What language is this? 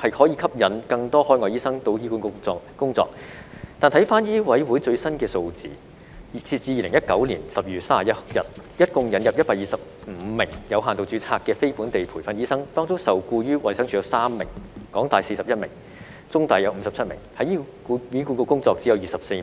Cantonese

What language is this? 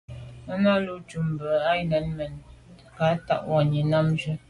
Medumba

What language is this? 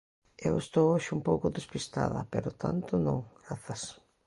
Galician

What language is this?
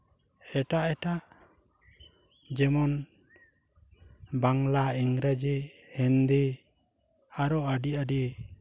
Santali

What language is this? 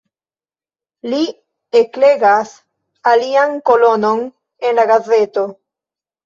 Esperanto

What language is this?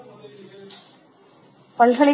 Tamil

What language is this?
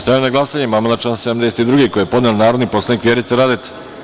Serbian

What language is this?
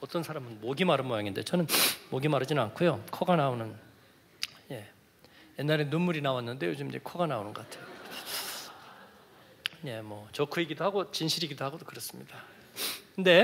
Korean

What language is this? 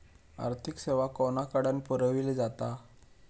Marathi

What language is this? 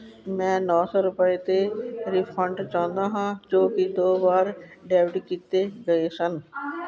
Punjabi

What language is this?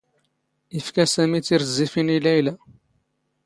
Standard Moroccan Tamazight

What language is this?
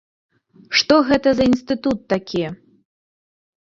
Belarusian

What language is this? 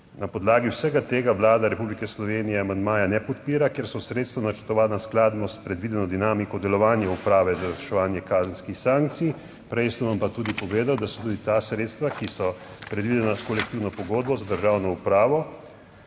Slovenian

